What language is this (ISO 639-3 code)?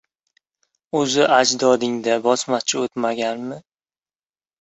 uzb